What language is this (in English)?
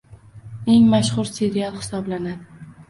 Uzbek